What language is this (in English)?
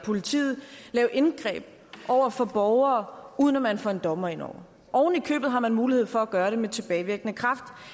Danish